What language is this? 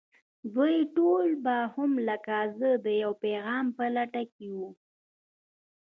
Pashto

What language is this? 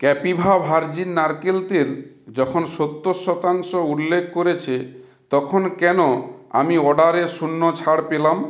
Bangla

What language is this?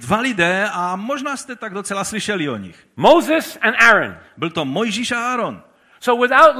Czech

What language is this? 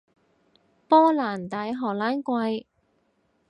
Cantonese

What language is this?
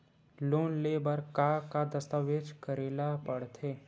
Chhattisgarhi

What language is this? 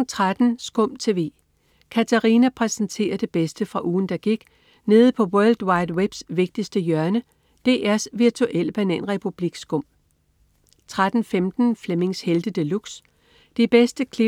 Danish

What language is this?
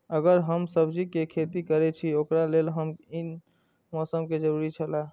Maithili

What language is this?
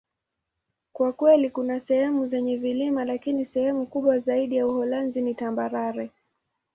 Swahili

